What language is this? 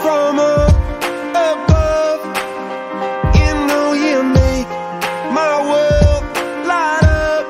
English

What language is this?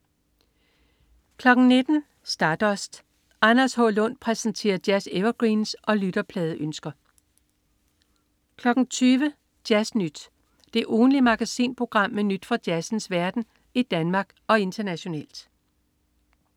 Danish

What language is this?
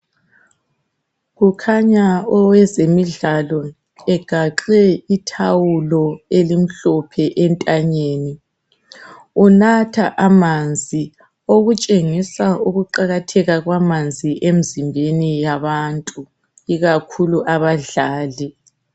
North Ndebele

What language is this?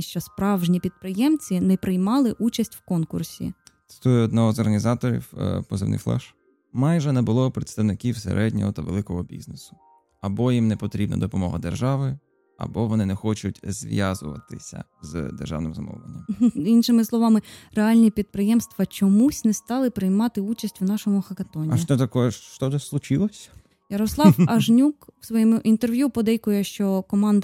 Ukrainian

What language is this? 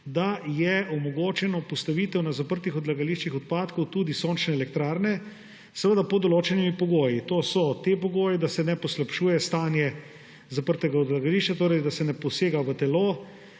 Slovenian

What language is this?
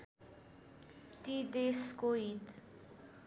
Nepali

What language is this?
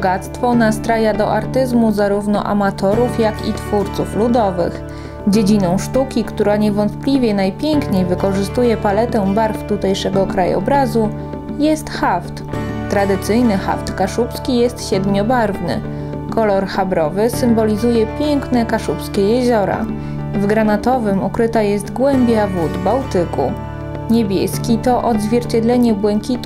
Polish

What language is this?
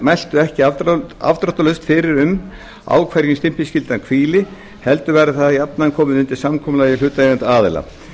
Icelandic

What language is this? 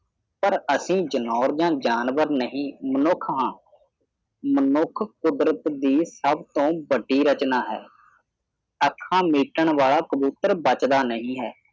Punjabi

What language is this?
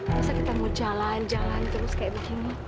Indonesian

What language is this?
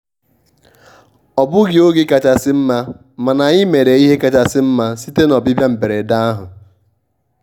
Igbo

